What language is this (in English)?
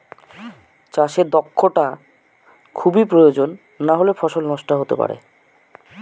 Bangla